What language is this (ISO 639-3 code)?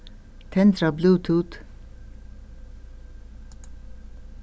fao